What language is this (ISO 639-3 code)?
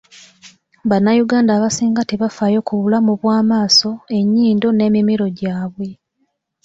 lug